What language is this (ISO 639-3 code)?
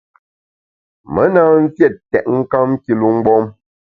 bax